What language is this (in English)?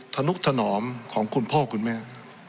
Thai